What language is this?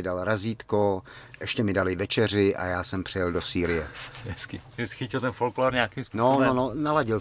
Czech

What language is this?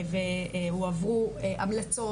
Hebrew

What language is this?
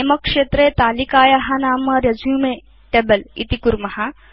Sanskrit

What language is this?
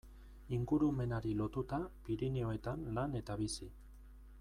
Basque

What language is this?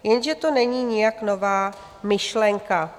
Czech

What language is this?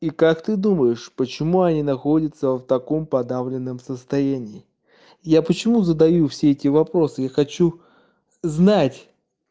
Russian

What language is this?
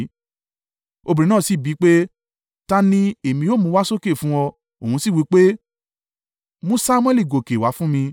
Yoruba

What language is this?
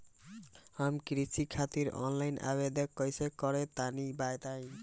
Bhojpuri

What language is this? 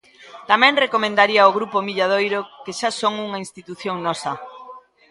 Galician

